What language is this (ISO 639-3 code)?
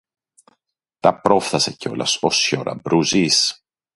ell